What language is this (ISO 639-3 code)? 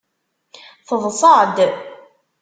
kab